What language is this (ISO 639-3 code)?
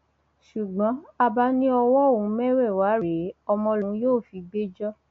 yor